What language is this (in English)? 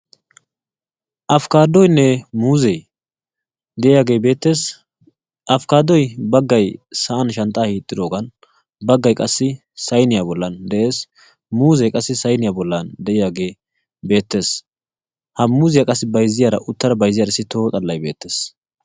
Wolaytta